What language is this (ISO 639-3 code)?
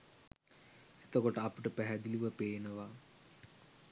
sin